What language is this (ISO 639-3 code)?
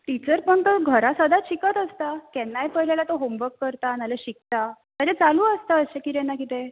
kok